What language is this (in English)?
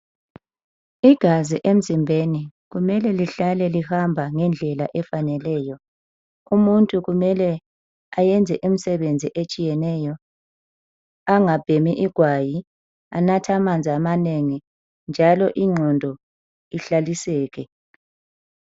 North Ndebele